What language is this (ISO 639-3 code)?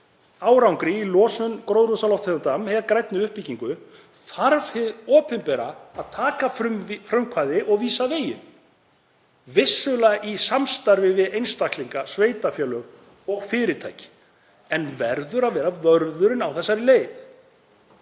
isl